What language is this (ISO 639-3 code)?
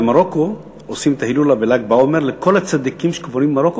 heb